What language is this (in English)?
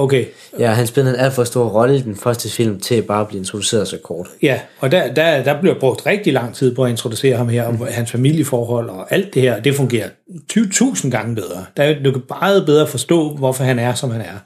Danish